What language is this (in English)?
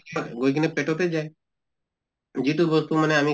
Assamese